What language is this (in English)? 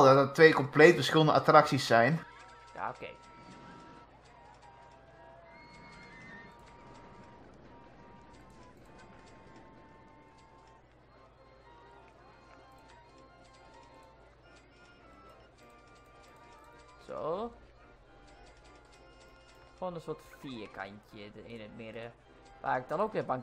Dutch